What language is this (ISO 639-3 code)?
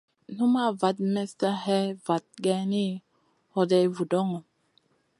mcn